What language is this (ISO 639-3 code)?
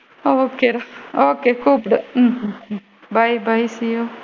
tam